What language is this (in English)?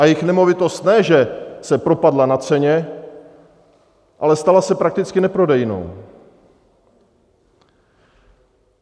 Czech